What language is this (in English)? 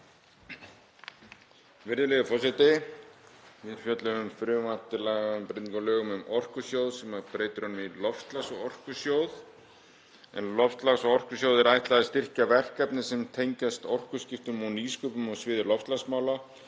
Icelandic